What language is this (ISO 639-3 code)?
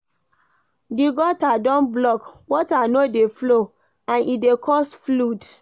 pcm